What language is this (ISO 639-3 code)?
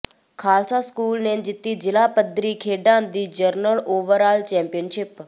pan